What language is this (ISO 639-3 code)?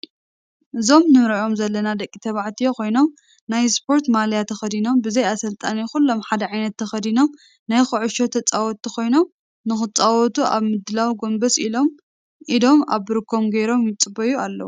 tir